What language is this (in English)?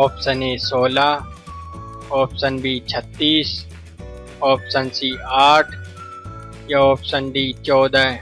Hindi